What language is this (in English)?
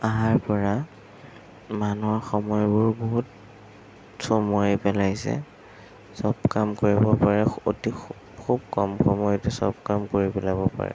Assamese